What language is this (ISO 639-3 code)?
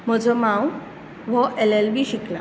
kok